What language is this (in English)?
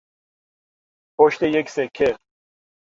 Persian